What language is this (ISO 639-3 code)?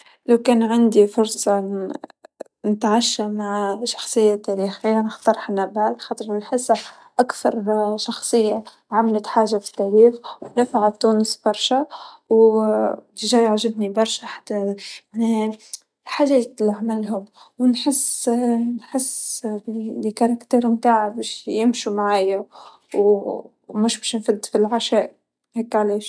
aeb